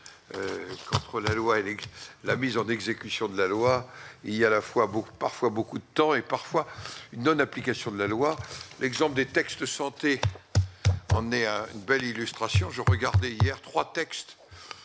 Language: French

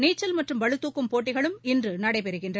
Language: Tamil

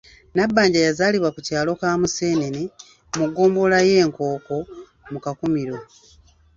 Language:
Ganda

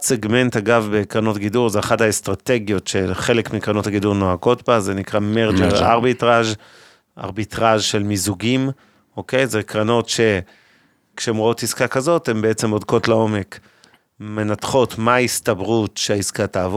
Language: Hebrew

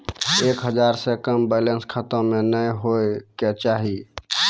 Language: Maithili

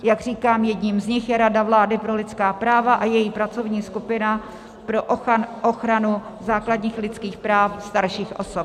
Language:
Czech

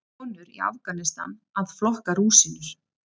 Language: Icelandic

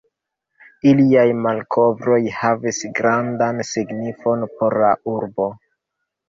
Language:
Esperanto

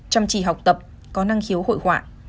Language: Vietnamese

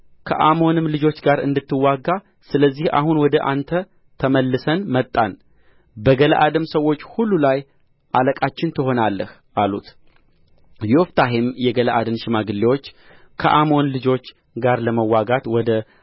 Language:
Amharic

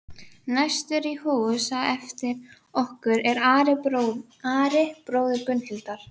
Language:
Icelandic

